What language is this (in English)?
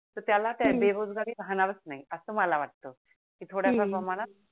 Marathi